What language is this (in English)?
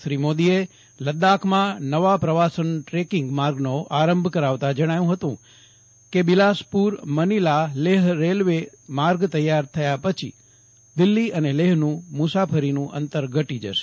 Gujarati